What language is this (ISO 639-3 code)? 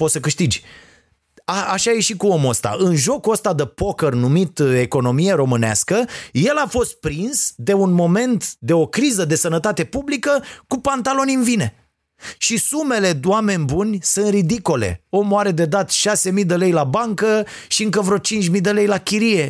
ron